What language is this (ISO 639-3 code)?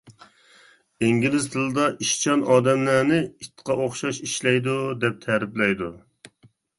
uig